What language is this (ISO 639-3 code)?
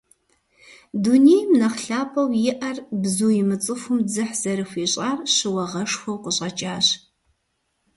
kbd